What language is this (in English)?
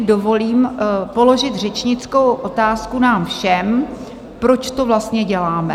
Czech